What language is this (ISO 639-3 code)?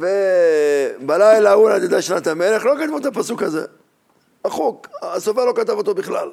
heb